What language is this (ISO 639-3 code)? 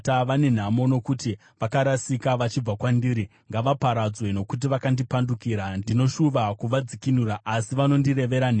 sna